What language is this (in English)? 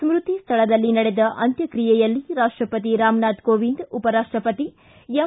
Kannada